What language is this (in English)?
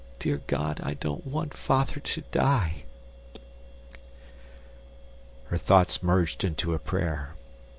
English